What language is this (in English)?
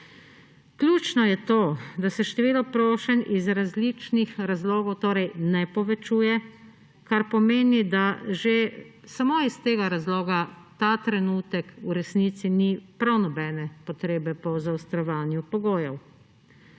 Slovenian